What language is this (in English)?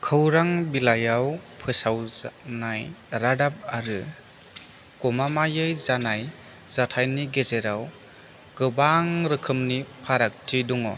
Bodo